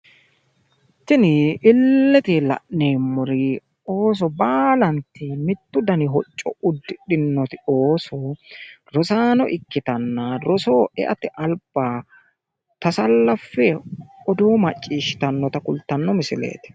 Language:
Sidamo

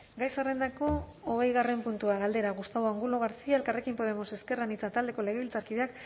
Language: Basque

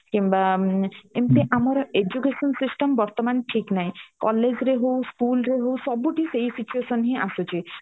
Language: Odia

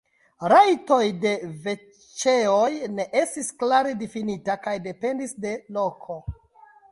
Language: Esperanto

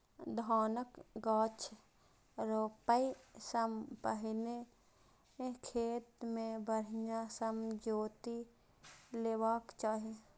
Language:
Maithili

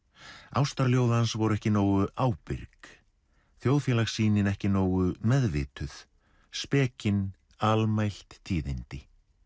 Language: Icelandic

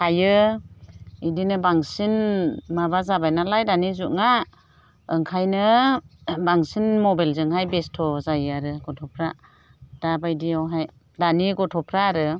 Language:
Bodo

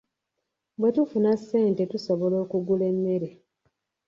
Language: Ganda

